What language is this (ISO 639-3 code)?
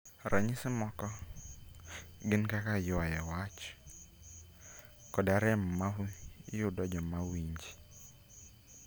luo